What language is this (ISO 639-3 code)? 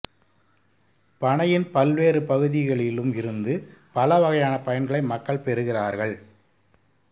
tam